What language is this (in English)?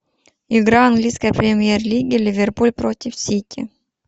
Russian